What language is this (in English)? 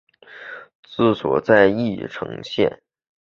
Chinese